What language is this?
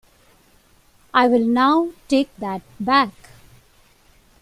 English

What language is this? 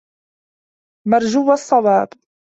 Arabic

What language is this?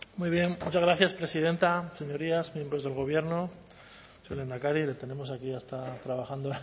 Spanish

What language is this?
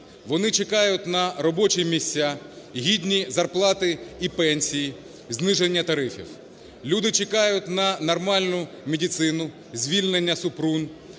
Ukrainian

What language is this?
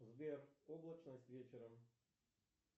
Russian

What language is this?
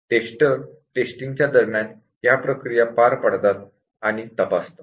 Marathi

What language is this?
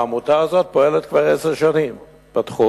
Hebrew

